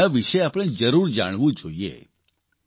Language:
Gujarati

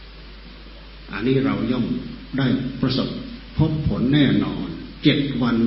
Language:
Thai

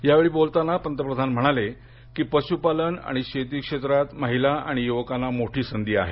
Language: Marathi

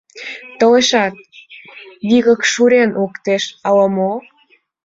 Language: Mari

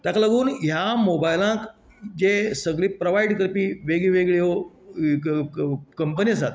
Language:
Konkani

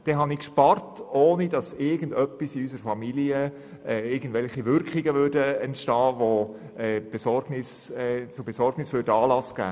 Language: Swiss German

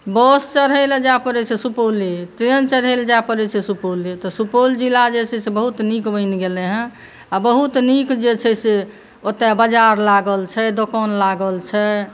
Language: Maithili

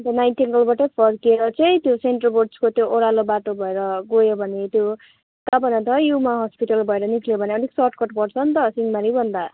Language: Nepali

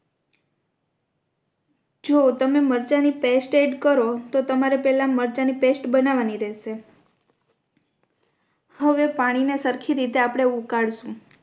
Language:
Gujarati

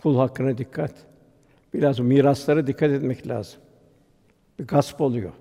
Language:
Turkish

